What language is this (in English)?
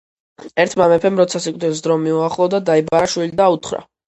Georgian